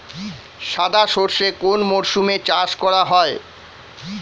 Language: Bangla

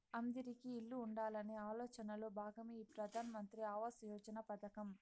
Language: Telugu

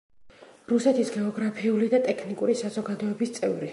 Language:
Georgian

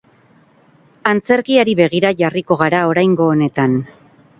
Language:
Basque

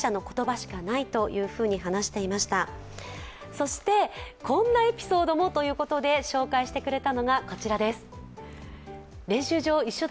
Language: Japanese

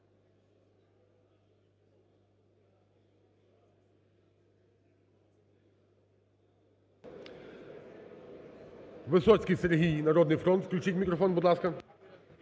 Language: Ukrainian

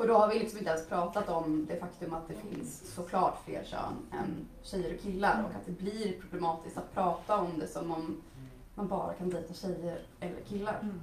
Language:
Swedish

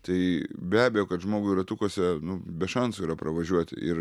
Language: Lithuanian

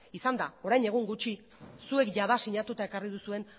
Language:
Basque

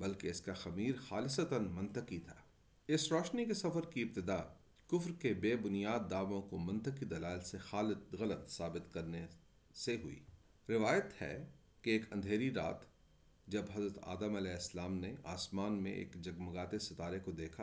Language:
Urdu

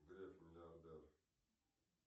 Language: Russian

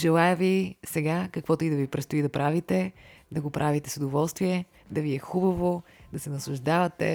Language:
Bulgarian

